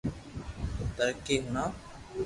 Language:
Loarki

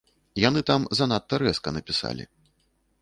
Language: Belarusian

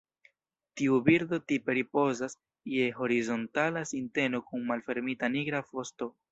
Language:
Esperanto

